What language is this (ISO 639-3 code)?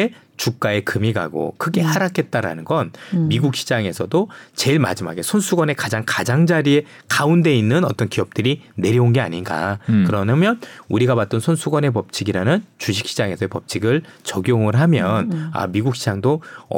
kor